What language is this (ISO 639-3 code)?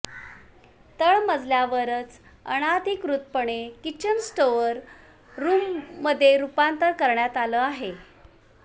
mar